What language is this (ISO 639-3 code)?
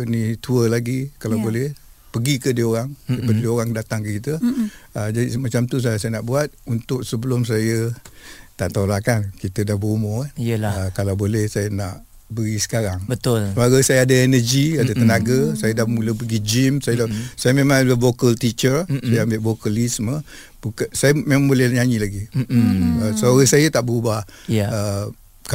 msa